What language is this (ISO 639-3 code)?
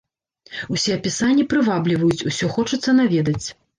bel